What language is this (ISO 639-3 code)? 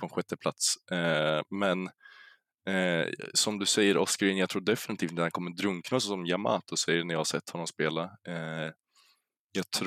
swe